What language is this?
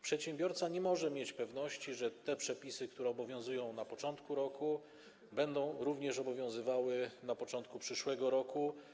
Polish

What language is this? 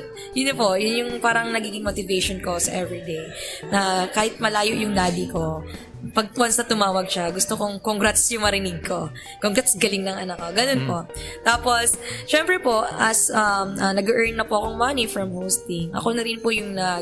Filipino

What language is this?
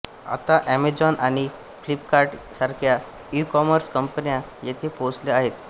Marathi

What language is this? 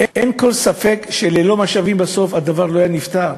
Hebrew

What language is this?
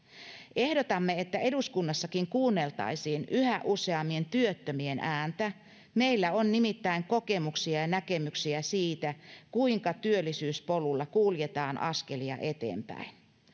Finnish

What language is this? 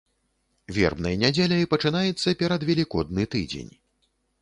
Belarusian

